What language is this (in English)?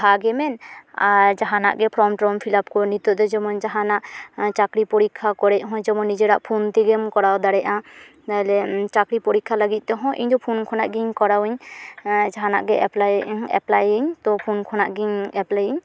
Santali